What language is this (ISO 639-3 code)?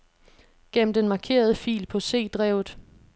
dan